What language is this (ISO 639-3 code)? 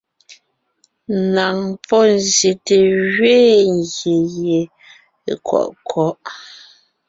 nnh